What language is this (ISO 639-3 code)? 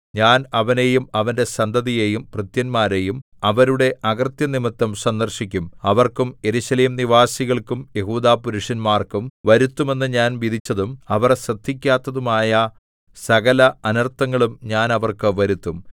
mal